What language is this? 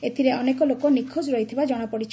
Odia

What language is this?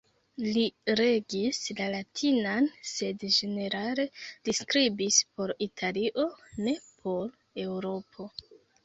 Esperanto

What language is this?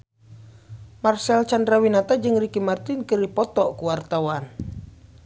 Sundanese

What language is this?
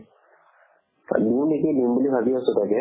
Assamese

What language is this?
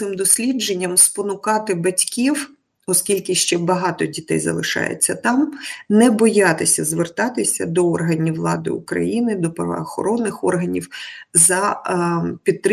Ukrainian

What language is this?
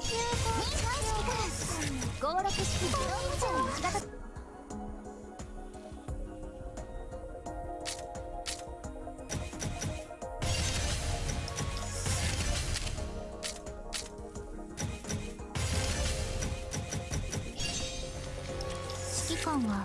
Japanese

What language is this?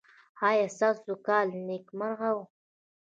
Pashto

